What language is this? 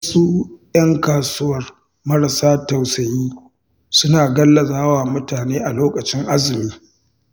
Hausa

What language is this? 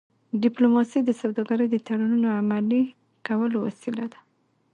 Pashto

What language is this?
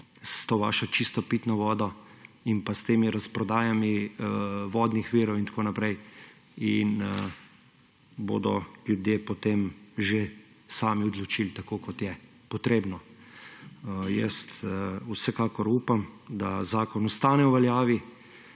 Slovenian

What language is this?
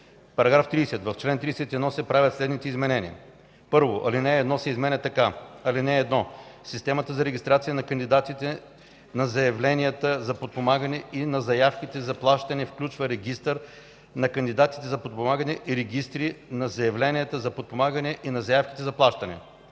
Bulgarian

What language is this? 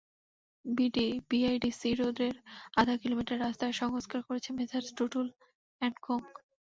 Bangla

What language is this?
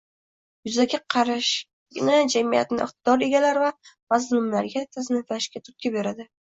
Uzbek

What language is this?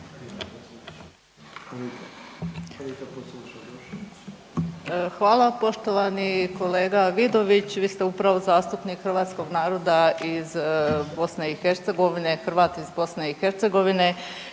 Croatian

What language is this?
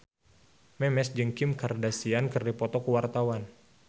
Sundanese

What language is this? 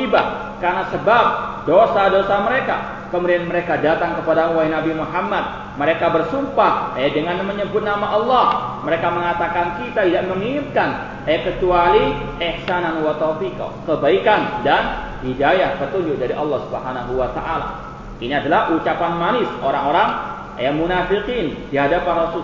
Malay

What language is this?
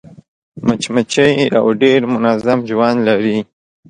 Pashto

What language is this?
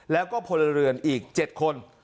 Thai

